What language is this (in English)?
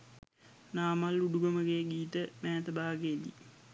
Sinhala